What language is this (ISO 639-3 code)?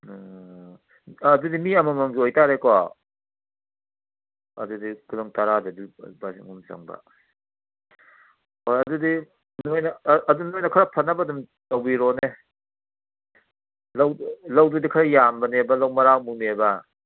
mni